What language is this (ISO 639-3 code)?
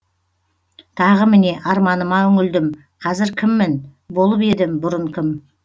kaz